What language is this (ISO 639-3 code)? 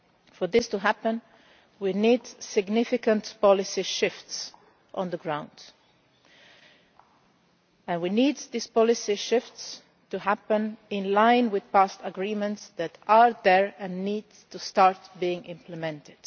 eng